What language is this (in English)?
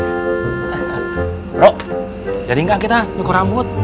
Indonesian